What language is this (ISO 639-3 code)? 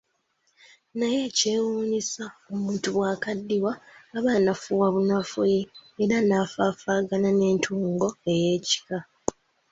lug